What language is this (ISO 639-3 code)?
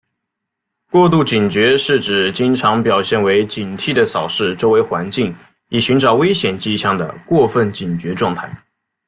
zho